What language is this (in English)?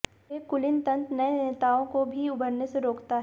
Hindi